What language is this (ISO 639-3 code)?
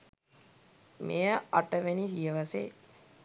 sin